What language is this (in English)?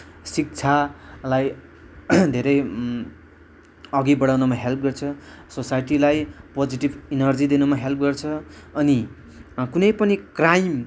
Nepali